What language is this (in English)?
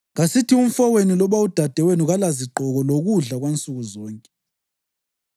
North Ndebele